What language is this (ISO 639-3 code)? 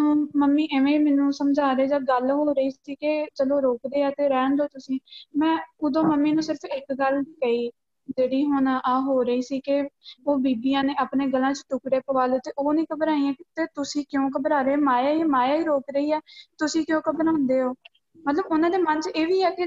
pan